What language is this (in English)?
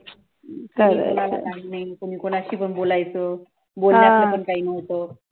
Marathi